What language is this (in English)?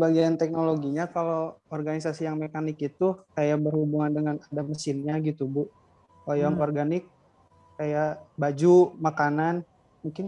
Indonesian